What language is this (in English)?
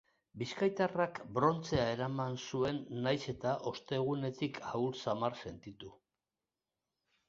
Basque